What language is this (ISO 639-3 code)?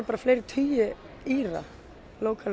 isl